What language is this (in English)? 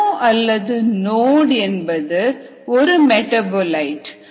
Tamil